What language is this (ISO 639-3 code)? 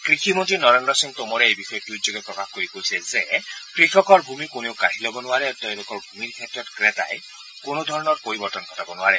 asm